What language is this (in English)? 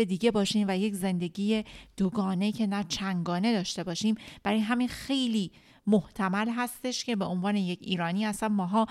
Persian